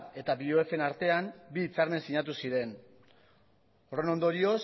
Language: Basque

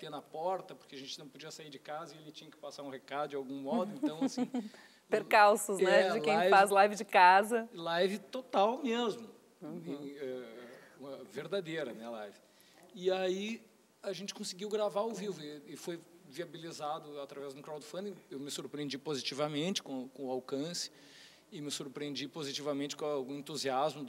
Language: Portuguese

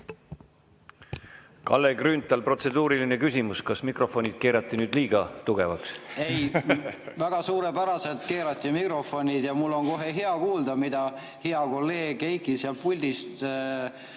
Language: Estonian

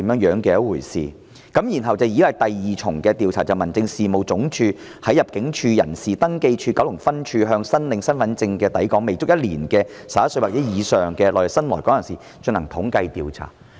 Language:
Cantonese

